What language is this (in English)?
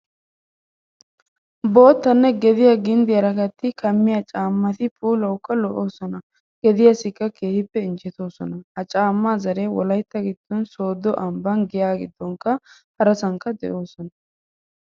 Wolaytta